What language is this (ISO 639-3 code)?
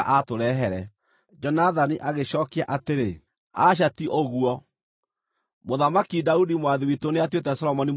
kik